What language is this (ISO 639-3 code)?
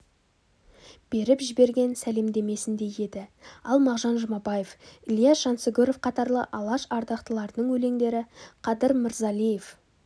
kaz